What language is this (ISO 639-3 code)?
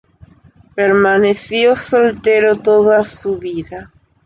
spa